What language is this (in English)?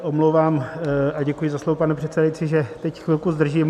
Czech